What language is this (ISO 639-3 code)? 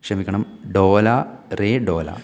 mal